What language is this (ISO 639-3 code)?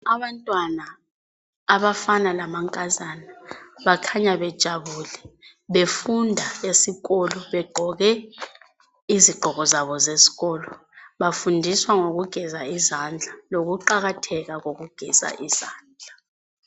nde